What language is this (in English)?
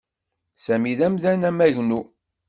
Kabyle